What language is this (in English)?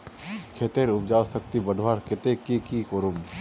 Magahi